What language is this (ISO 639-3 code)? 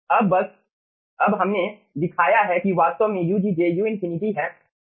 hin